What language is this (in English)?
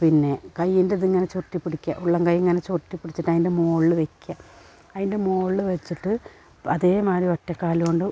Malayalam